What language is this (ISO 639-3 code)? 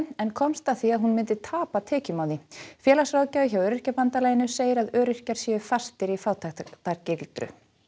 isl